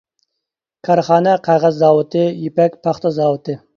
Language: Uyghur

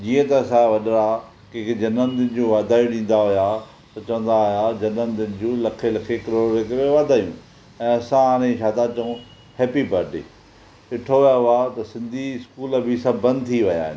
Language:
Sindhi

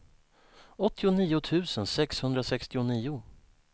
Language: Swedish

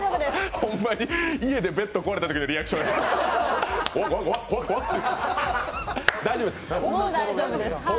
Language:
Japanese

